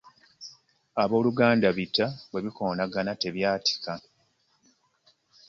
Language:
Ganda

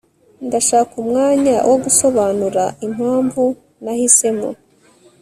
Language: Kinyarwanda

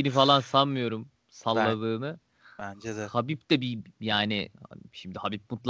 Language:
Turkish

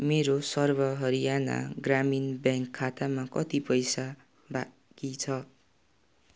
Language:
Nepali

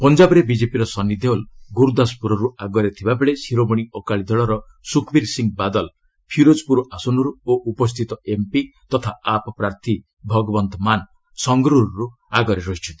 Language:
Odia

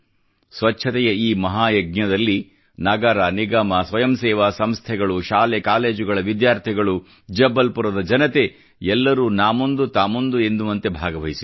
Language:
Kannada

